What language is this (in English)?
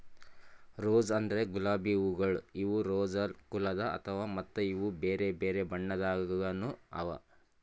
Kannada